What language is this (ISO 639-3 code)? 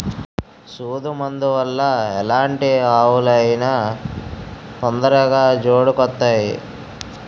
tel